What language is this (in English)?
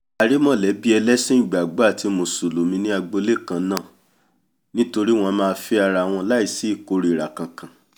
Yoruba